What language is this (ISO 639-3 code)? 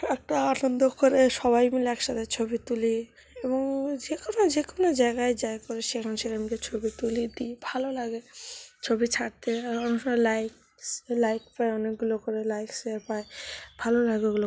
ben